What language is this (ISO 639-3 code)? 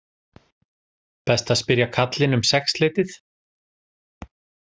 isl